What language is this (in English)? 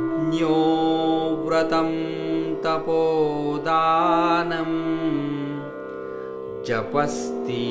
Romanian